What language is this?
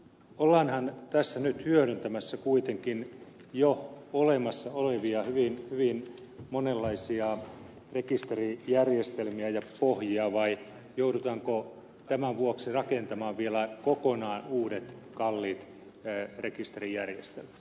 Finnish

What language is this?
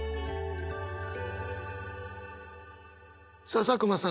Japanese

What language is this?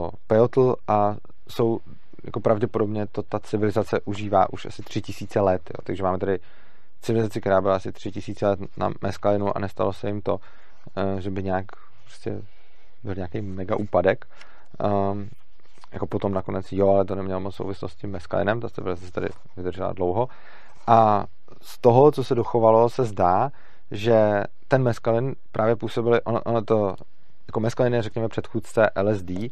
Czech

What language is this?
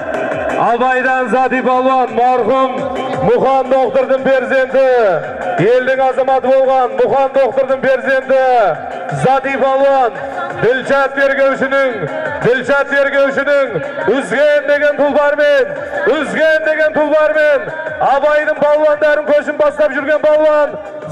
Turkish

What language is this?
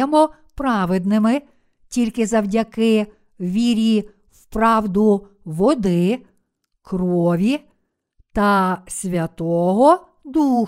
Ukrainian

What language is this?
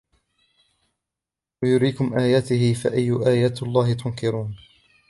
Arabic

